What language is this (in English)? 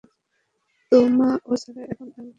Bangla